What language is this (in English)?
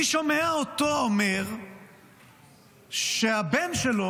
Hebrew